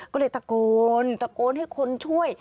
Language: Thai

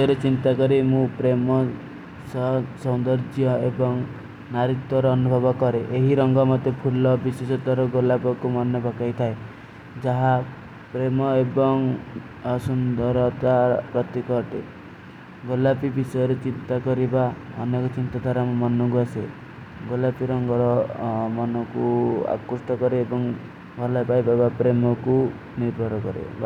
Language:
Kui (India)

